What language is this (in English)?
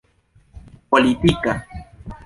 Esperanto